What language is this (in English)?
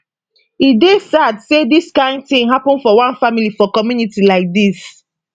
Nigerian Pidgin